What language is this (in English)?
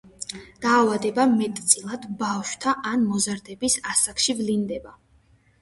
Georgian